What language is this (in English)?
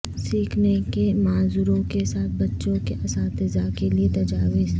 Urdu